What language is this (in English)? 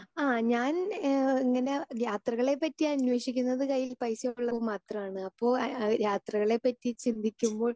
Malayalam